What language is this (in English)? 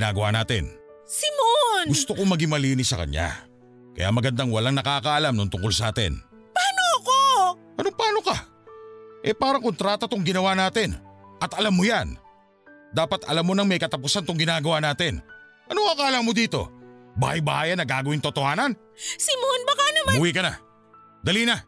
Filipino